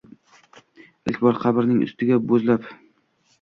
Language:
Uzbek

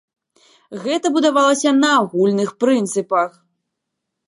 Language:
Belarusian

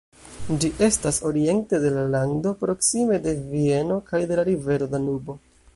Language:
Esperanto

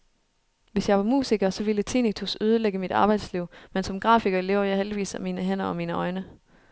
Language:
Danish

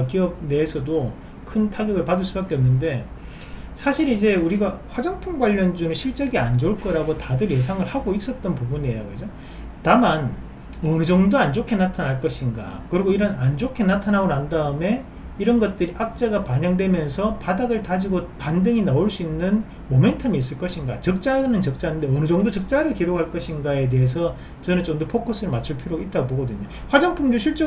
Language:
Korean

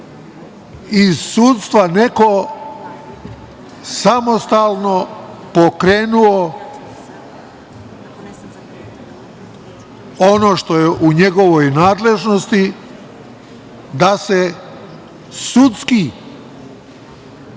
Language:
Serbian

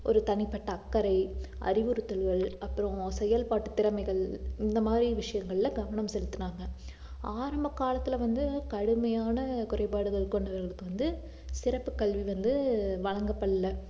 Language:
Tamil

